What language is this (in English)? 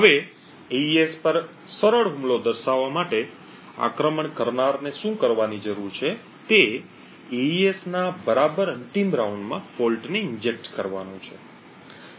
Gujarati